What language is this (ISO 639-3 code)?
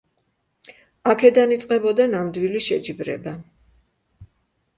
kat